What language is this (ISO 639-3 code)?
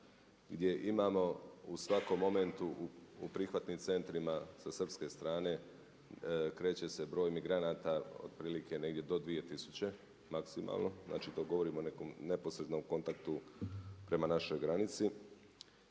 hrv